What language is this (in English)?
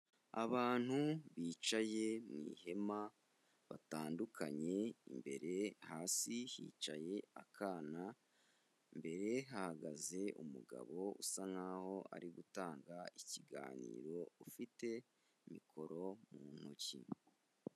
Kinyarwanda